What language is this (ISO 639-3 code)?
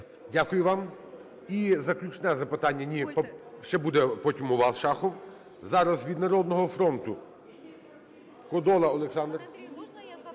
ukr